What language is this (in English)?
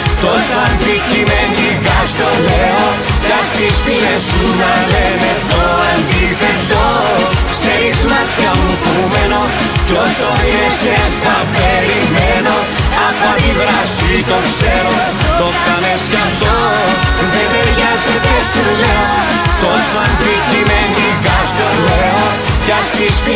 Greek